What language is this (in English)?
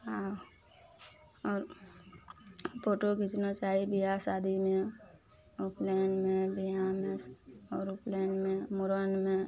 Maithili